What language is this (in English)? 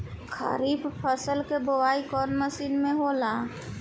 Bhojpuri